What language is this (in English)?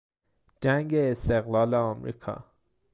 Persian